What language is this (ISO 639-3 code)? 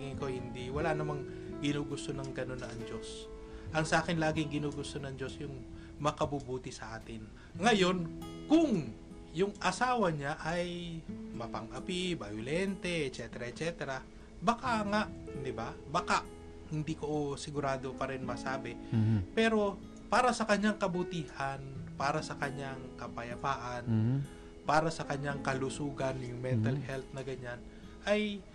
fil